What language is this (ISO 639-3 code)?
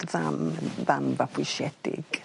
cym